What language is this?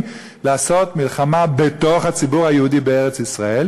Hebrew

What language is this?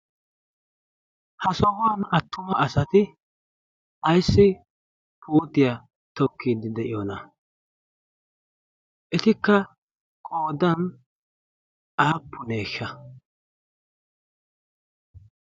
Wolaytta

